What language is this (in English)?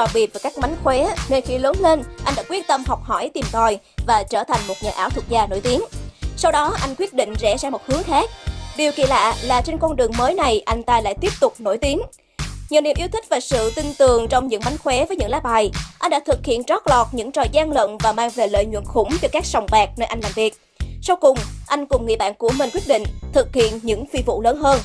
Vietnamese